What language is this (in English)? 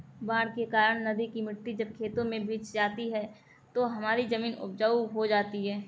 Hindi